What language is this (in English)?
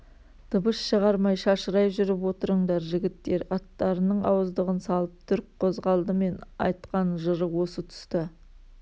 Kazakh